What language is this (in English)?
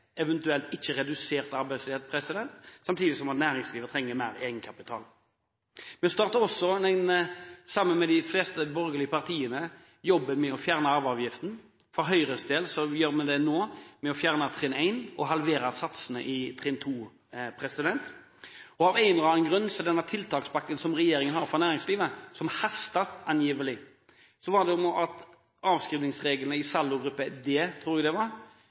Norwegian Bokmål